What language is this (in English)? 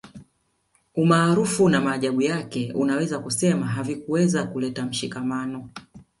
Swahili